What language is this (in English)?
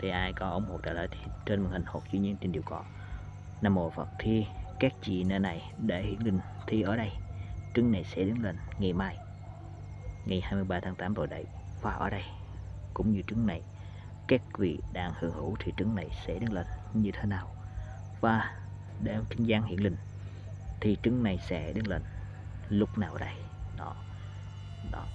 Vietnamese